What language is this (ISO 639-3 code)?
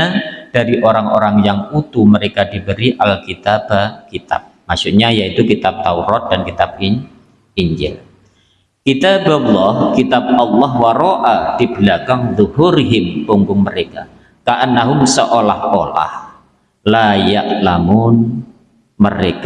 ind